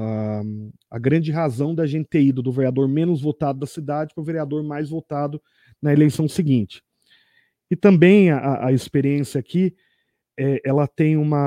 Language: Portuguese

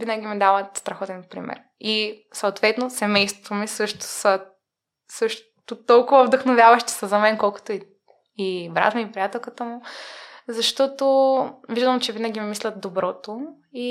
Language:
Bulgarian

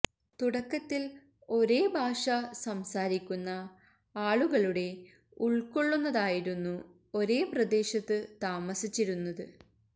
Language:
Malayalam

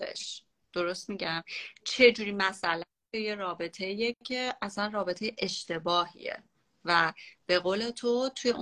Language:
Persian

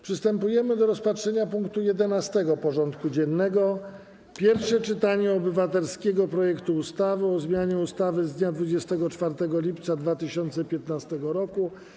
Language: Polish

